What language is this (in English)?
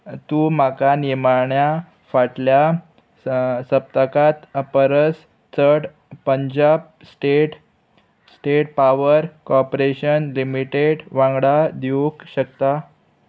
Konkani